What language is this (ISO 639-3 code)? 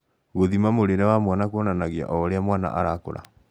kik